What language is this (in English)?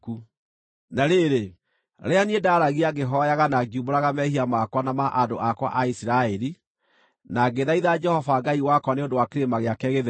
Kikuyu